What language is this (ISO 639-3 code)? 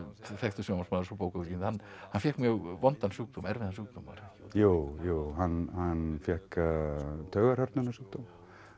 isl